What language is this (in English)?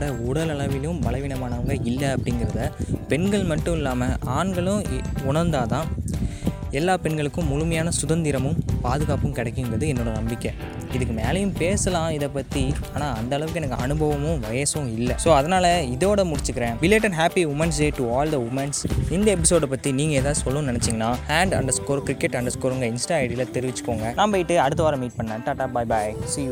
Tamil